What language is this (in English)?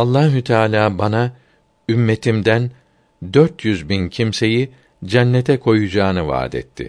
Turkish